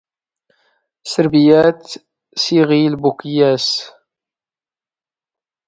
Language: Standard Moroccan Tamazight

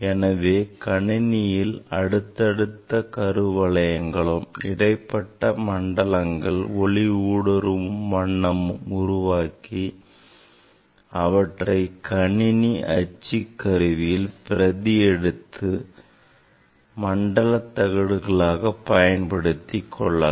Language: Tamil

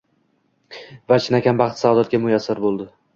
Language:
Uzbek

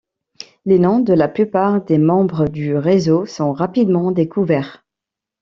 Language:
French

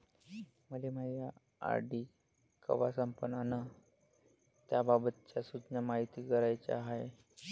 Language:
Marathi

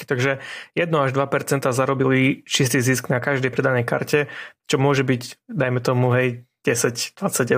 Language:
Slovak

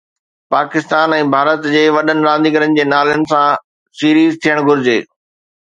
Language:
Sindhi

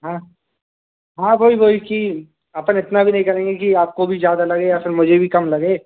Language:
Hindi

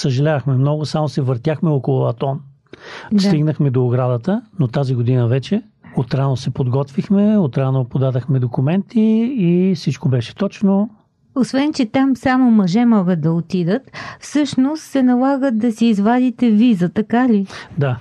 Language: Bulgarian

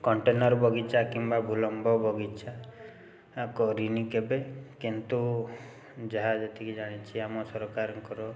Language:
Odia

